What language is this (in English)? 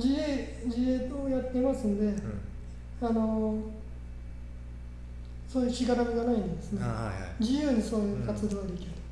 Japanese